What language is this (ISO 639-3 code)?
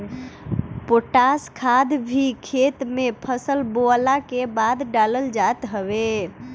bho